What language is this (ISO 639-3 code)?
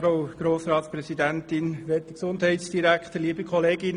gsw